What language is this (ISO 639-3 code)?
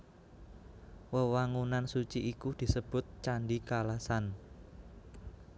jav